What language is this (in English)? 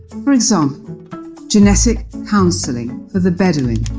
English